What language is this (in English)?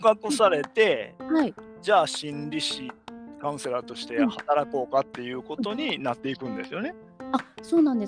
Japanese